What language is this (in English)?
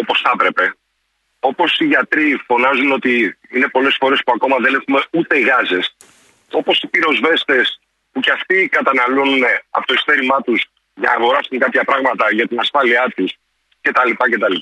Greek